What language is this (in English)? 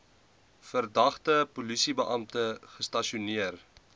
Afrikaans